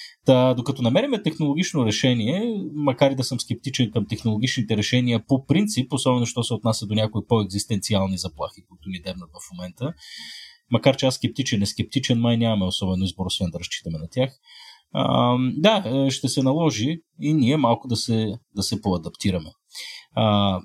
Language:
Bulgarian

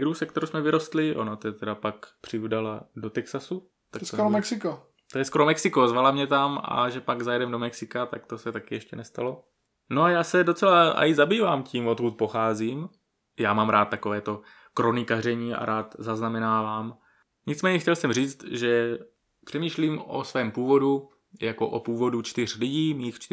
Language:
Czech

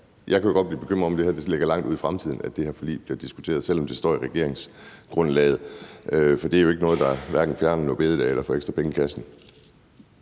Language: Danish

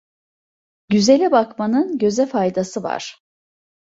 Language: Turkish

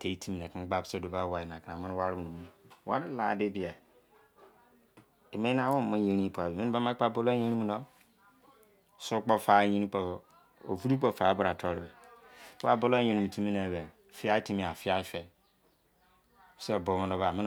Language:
Izon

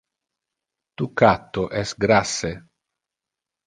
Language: Interlingua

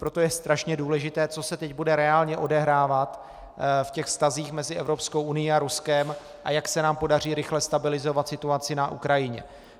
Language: Czech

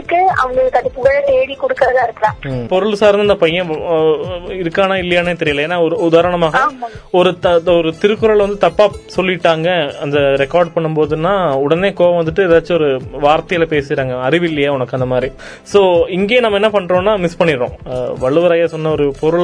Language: Tamil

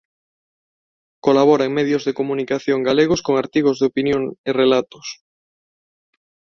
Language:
Galician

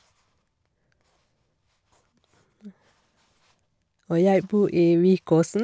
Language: Norwegian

